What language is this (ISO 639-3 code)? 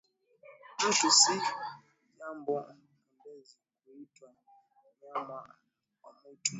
swa